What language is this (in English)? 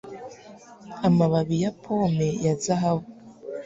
Kinyarwanda